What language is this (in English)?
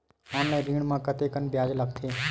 Chhattisgarhi